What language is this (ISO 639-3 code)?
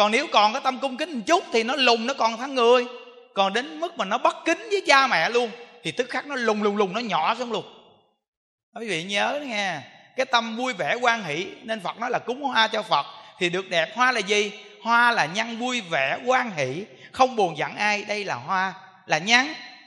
vie